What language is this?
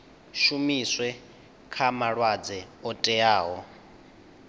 Venda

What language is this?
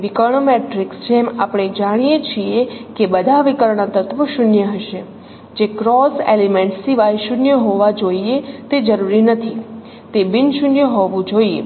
Gujarati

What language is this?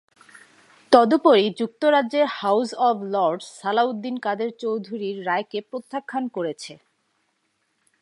Bangla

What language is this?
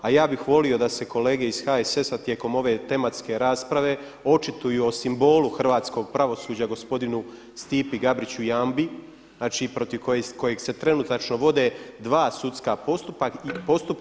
Croatian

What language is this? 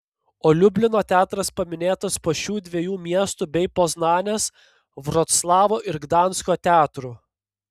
Lithuanian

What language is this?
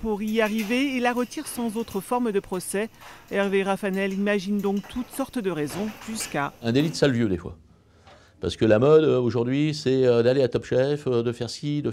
French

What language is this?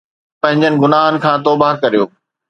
Sindhi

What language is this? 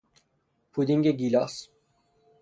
Persian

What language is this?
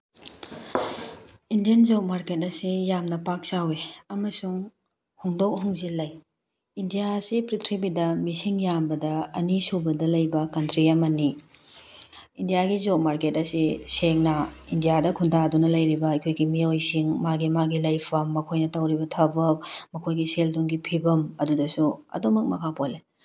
Manipuri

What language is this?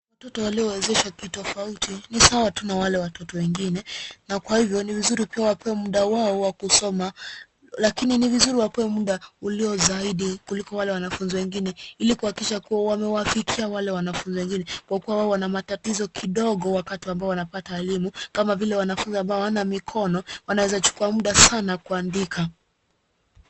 Swahili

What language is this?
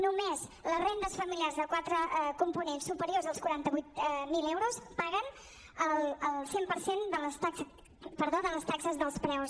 Catalan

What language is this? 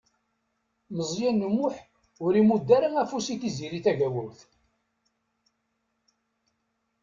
Kabyle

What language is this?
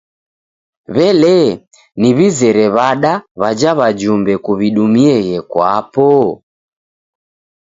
Taita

